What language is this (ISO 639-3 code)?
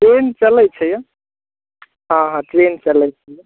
mai